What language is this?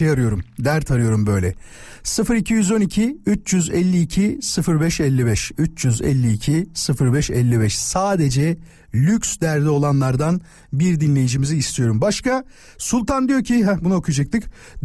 Turkish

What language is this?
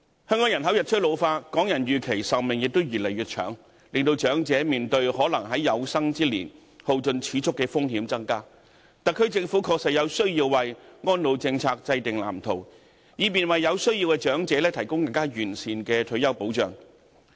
Cantonese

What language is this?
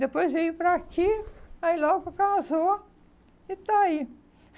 Portuguese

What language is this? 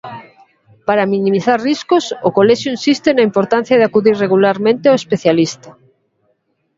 Galician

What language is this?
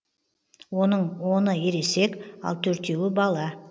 Kazakh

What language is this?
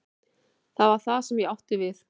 Icelandic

